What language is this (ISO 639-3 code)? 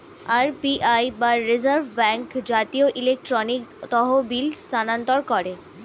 ben